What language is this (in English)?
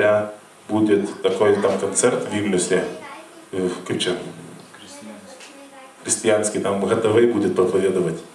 Lithuanian